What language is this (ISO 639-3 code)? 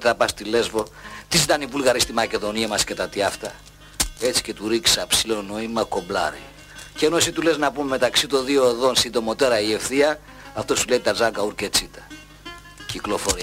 ell